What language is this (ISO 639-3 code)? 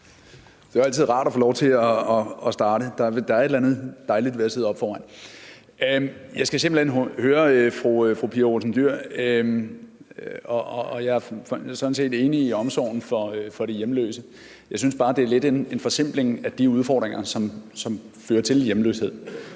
dan